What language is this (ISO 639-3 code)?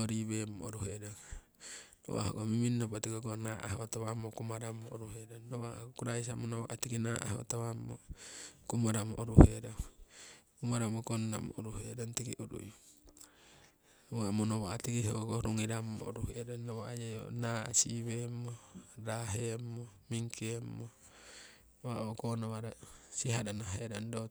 siw